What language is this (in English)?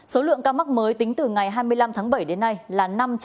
Vietnamese